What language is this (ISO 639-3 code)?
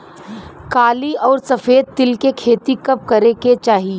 bho